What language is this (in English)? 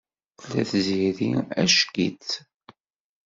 Kabyle